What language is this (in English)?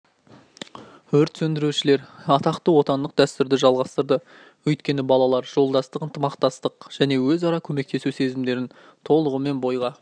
Kazakh